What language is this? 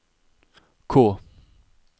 Norwegian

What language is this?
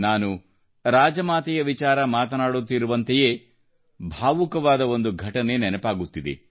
Kannada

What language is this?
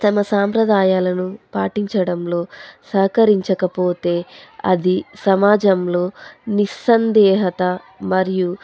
Telugu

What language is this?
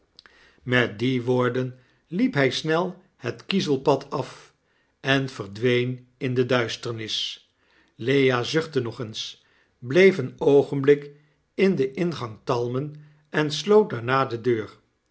Dutch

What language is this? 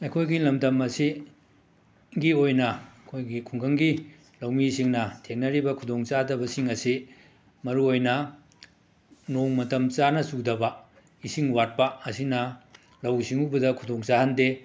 Manipuri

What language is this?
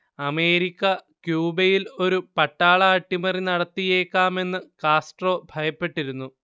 Malayalam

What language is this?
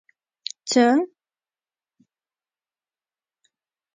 Pashto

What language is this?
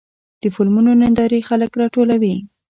Pashto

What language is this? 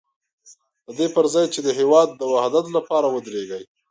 Pashto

